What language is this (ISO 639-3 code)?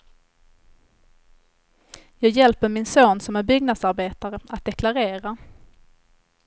swe